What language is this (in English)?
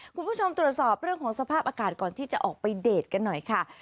Thai